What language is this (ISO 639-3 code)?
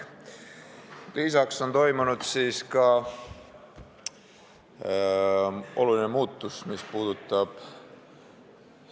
est